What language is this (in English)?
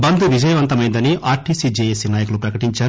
Telugu